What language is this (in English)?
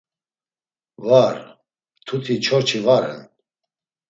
Laz